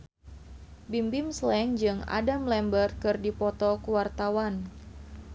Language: Sundanese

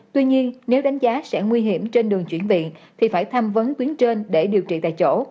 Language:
Vietnamese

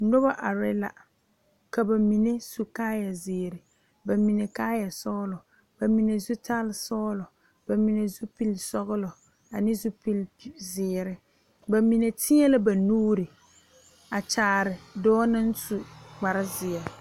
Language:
Southern Dagaare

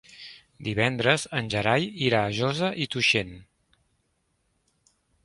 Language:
Catalan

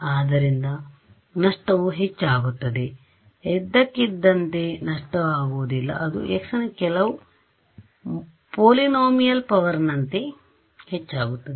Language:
Kannada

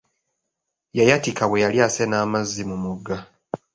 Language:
Ganda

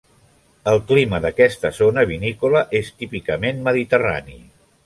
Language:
Catalan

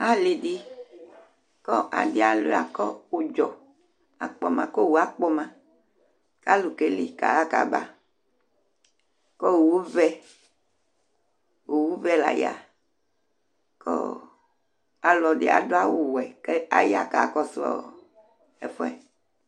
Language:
Ikposo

